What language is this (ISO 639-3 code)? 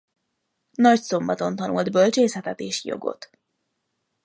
hun